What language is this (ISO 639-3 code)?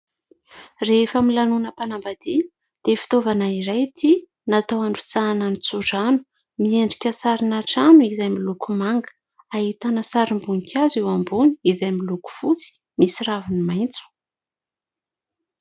mlg